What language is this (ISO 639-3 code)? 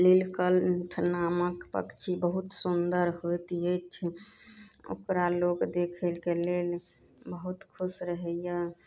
mai